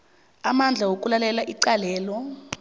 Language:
South Ndebele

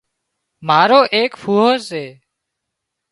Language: Wadiyara Koli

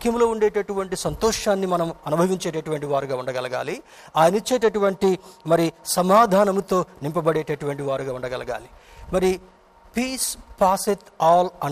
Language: Telugu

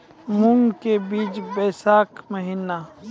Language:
Maithili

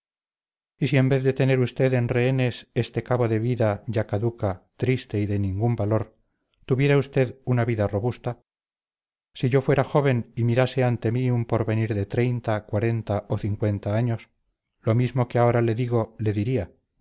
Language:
Spanish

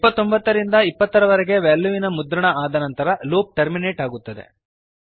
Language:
Kannada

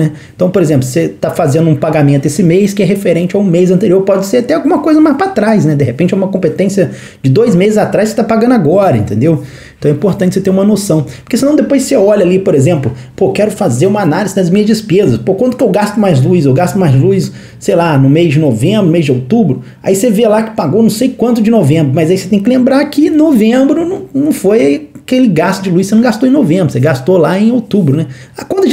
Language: Portuguese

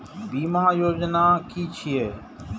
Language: Maithili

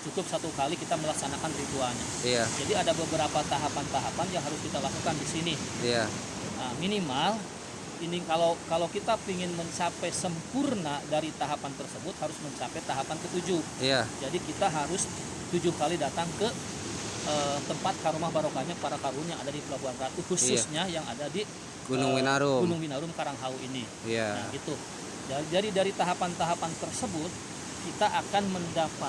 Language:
Indonesian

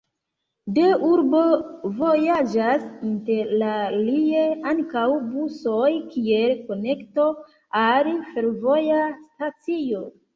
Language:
Esperanto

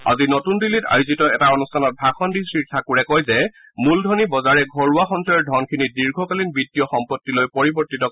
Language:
Assamese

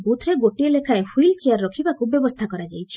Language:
Odia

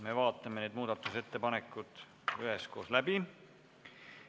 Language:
Estonian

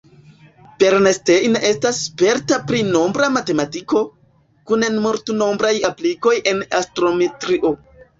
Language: Esperanto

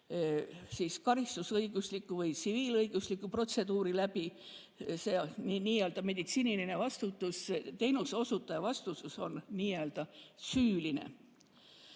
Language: Estonian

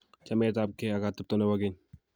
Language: Kalenjin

